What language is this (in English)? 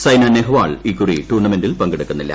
Malayalam